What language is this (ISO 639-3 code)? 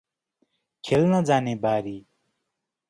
nep